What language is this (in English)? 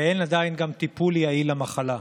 Hebrew